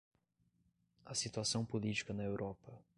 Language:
Portuguese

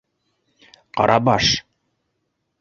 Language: Bashkir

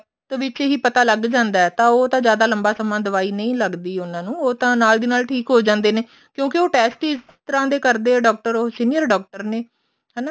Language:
Punjabi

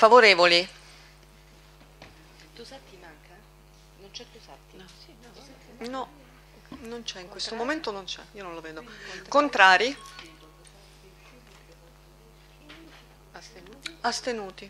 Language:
Italian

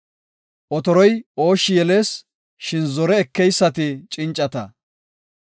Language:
Gofa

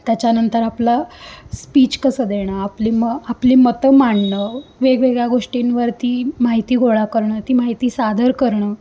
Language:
Marathi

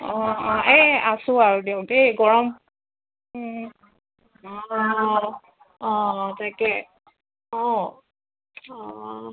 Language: Assamese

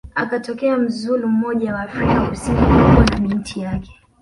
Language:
Swahili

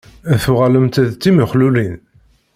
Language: Kabyle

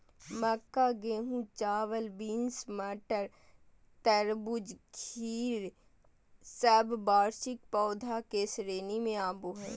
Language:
Magahi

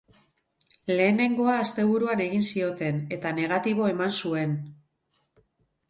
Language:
Basque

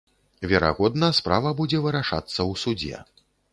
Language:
Belarusian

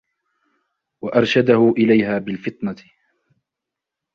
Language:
Arabic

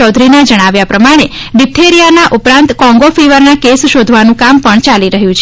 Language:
Gujarati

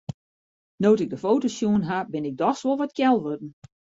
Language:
Western Frisian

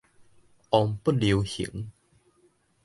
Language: Min Nan Chinese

